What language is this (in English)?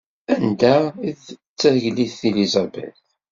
Kabyle